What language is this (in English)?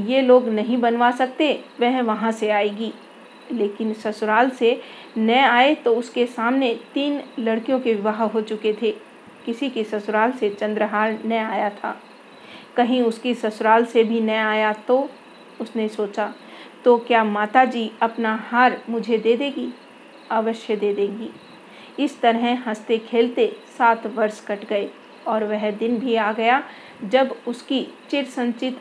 Hindi